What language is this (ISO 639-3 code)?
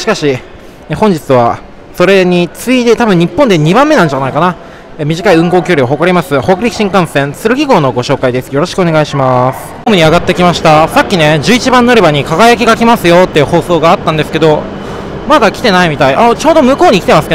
jpn